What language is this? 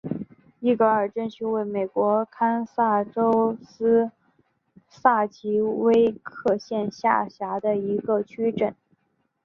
Chinese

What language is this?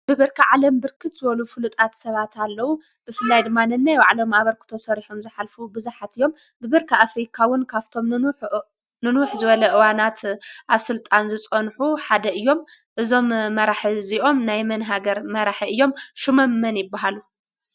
Tigrinya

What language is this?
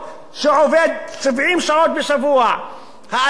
Hebrew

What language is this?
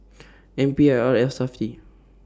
English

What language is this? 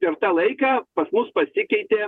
Lithuanian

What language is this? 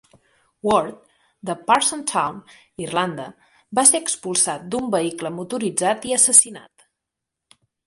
Catalan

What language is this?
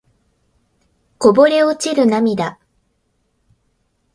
Japanese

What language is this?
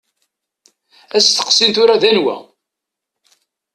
Kabyle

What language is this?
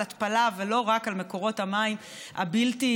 Hebrew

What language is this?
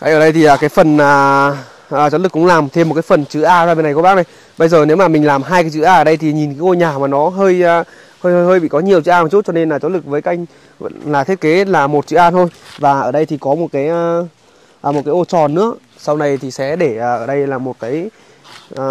Vietnamese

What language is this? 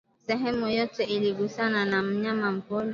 Swahili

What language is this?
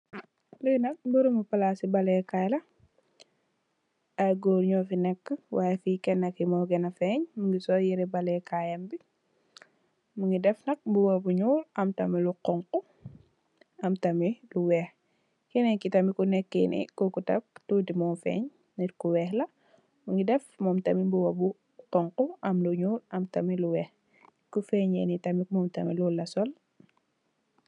Wolof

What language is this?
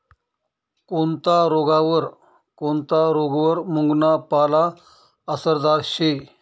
Marathi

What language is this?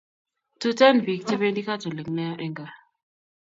Kalenjin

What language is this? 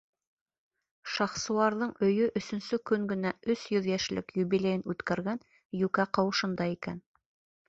Bashkir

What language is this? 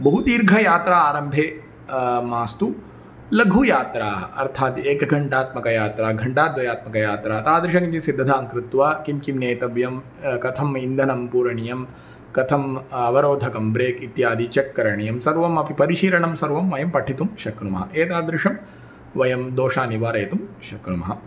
Sanskrit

